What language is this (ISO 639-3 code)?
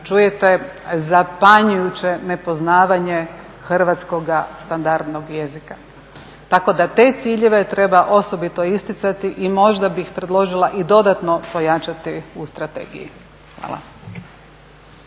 hrv